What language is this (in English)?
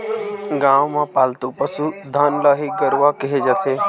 Chhattisgarhi